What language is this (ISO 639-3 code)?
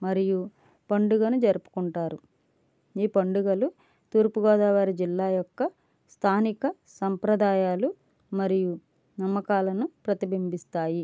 tel